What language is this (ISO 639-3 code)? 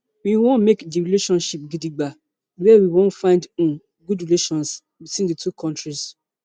pcm